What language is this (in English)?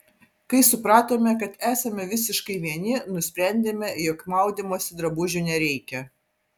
Lithuanian